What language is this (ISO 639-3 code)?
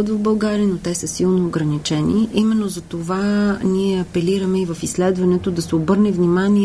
bul